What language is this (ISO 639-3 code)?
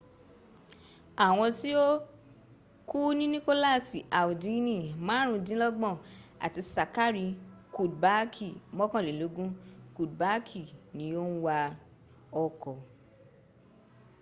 yor